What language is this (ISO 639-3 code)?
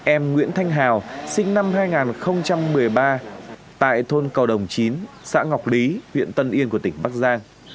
vie